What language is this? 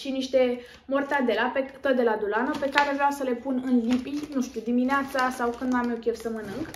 Romanian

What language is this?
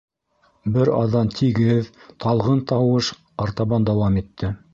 Bashkir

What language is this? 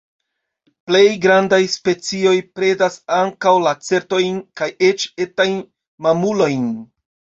Esperanto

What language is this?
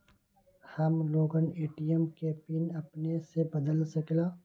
Magahi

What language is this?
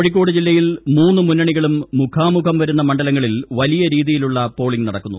Malayalam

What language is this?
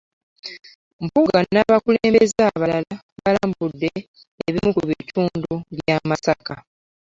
Ganda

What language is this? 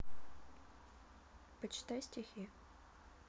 Russian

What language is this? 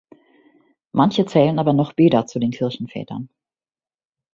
German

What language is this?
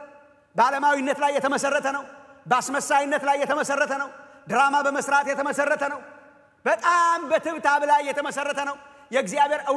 Indonesian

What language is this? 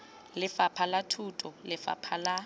Tswana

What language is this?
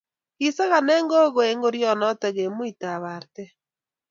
Kalenjin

